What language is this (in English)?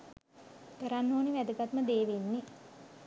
Sinhala